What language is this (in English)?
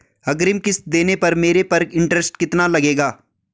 Hindi